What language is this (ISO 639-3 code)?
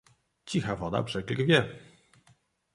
pol